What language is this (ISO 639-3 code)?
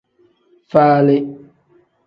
kdh